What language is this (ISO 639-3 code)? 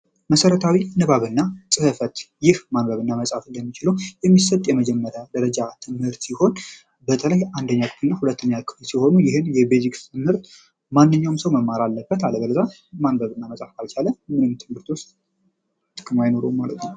amh